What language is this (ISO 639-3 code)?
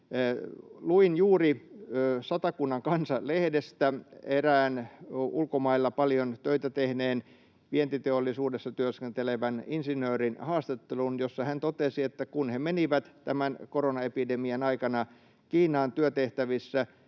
fin